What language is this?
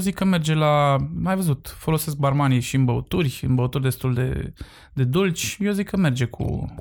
Romanian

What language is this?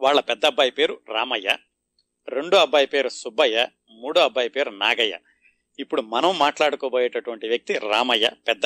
Telugu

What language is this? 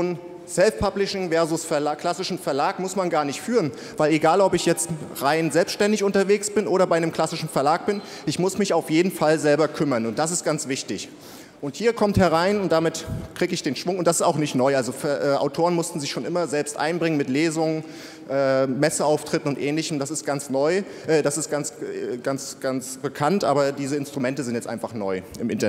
German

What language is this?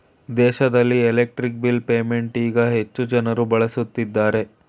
Kannada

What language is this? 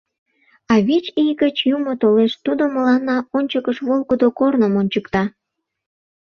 Mari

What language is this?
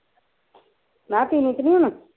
Punjabi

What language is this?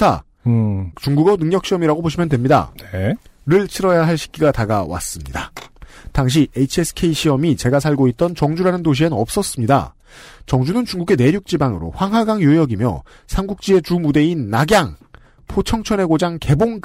Korean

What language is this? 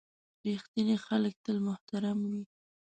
Pashto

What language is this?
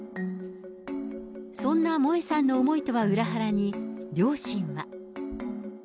Japanese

